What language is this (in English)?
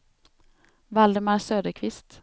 Swedish